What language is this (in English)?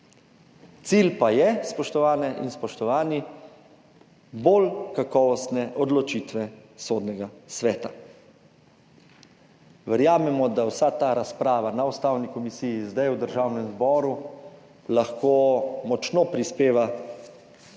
Slovenian